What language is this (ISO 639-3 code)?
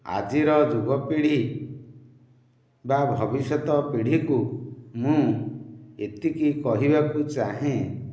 ori